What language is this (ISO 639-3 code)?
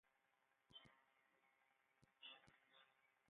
ewo